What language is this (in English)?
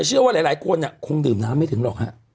Thai